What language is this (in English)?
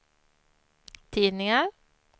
Swedish